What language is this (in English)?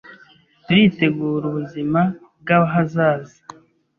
Kinyarwanda